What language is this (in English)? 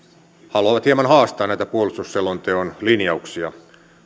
Finnish